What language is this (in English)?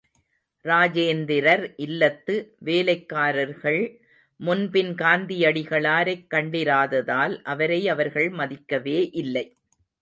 Tamil